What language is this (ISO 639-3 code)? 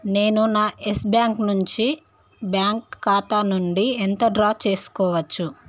tel